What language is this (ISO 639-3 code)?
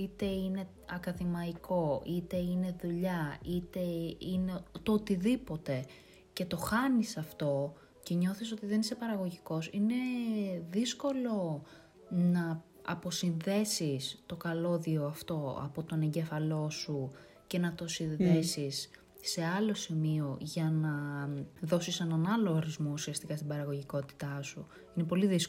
ell